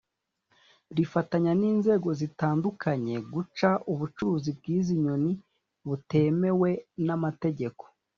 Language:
Kinyarwanda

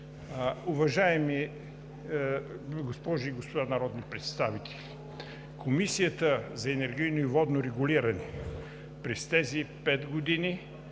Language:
Bulgarian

